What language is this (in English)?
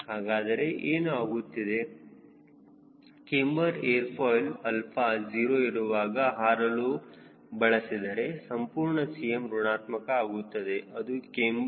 Kannada